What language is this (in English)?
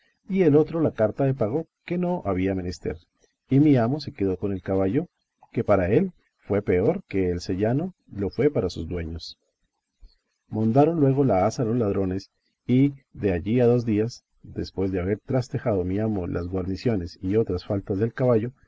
Spanish